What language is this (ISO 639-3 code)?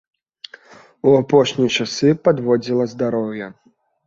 bel